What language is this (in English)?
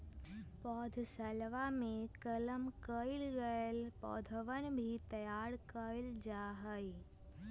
Magahi